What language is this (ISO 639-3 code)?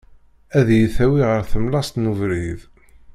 kab